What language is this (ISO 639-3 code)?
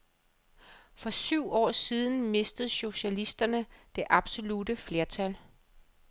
dan